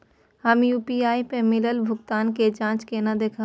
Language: Maithili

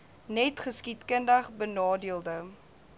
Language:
Afrikaans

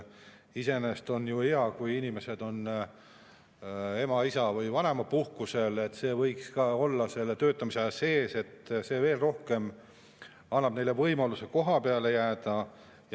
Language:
Estonian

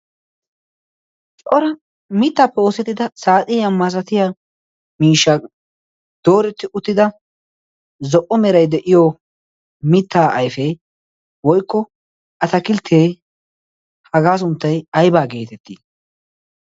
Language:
Wolaytta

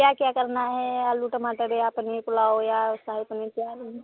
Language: Hindi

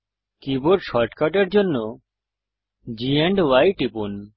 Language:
Bangla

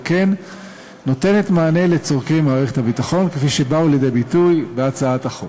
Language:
Hebrew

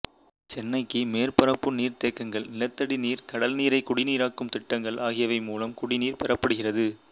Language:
Tamil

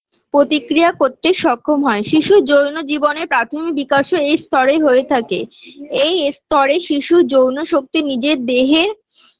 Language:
Bangla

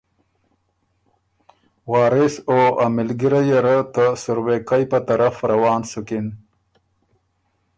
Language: Ormuri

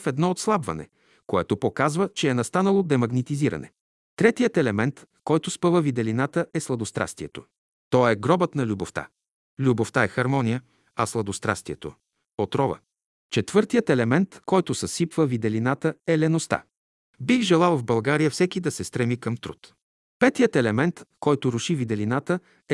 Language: Bulgarian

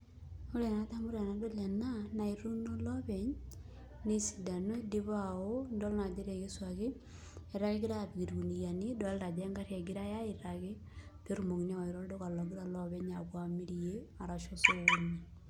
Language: Masai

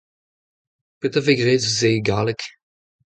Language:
Breton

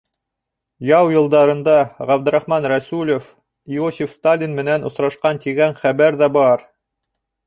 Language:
Bashkir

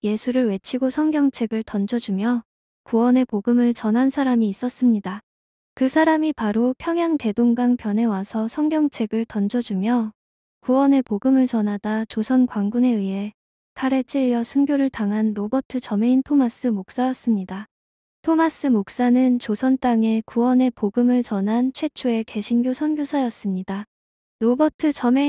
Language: Korean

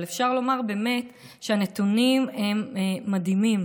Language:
Hebrew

